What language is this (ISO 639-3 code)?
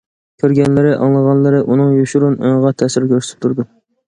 uig